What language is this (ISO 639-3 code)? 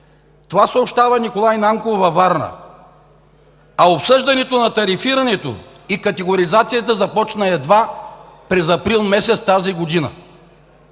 bul